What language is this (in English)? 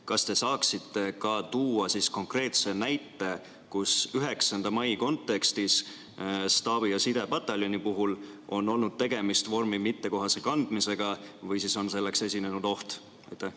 Estonian